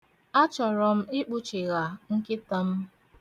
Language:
Igbo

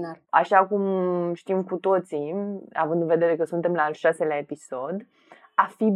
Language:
Romanian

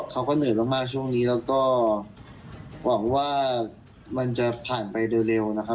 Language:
Thai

